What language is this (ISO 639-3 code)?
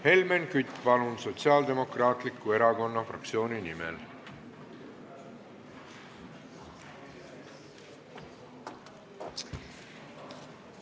est